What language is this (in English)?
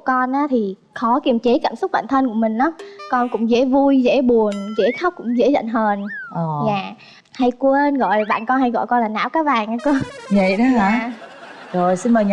Vietnamese